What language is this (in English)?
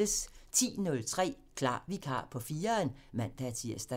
Danish